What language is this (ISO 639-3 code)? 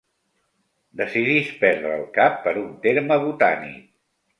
cat